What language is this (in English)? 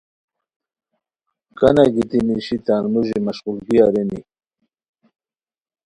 Khowar